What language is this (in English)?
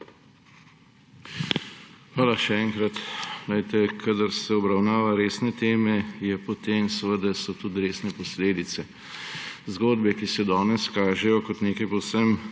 Slovenian